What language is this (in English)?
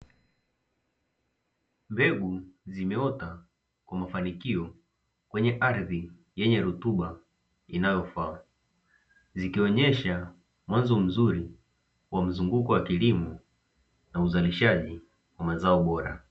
Swahili